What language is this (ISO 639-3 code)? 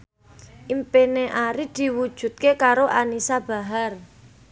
jav